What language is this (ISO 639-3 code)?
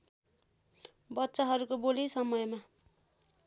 nep